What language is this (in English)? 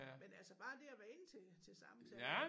Danish